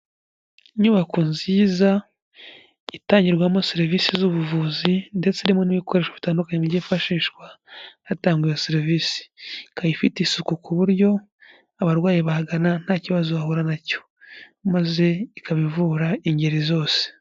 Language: Kinyarwanda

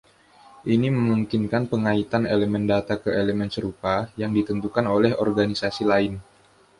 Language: Indonesian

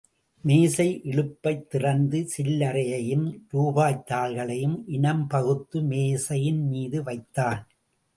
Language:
Tamil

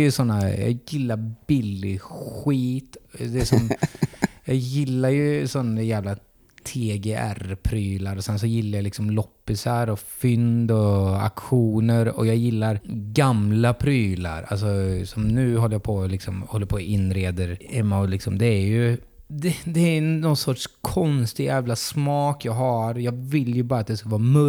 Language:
Swedish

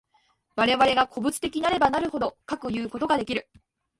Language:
Japanese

